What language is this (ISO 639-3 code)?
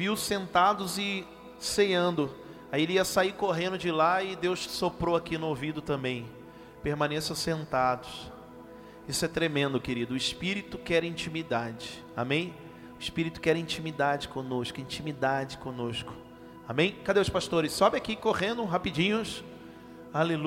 por